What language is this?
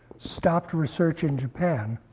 English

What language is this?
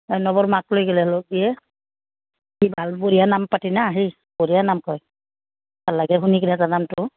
Assamese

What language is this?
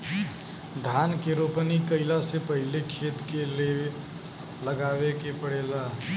Bhojpuri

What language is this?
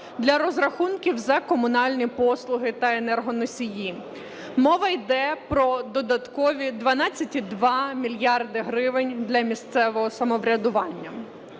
Ukrainian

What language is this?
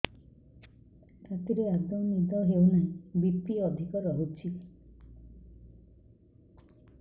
Odia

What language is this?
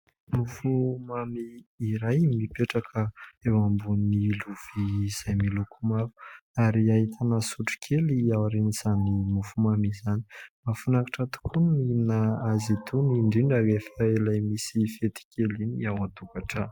Malagasy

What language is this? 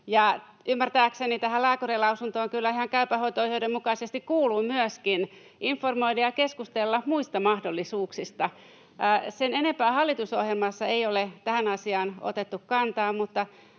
Finnish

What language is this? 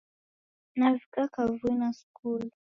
Taita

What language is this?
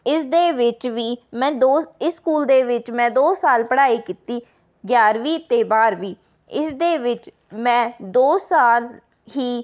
Punjabi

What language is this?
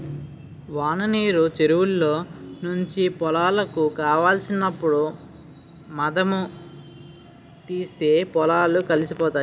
Telugu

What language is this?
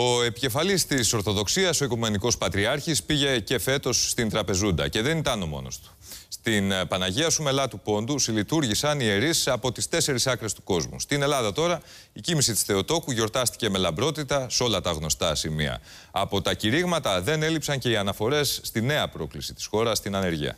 Greek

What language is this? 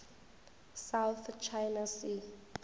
Northern Sotho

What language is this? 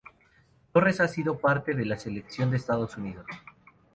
Spanish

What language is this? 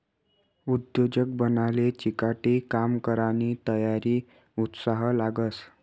Marathi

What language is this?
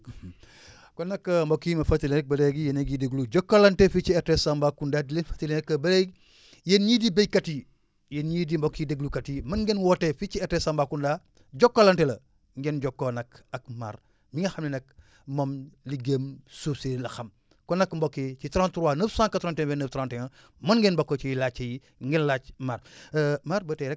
Wolof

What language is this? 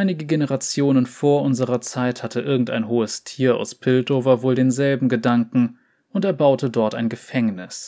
German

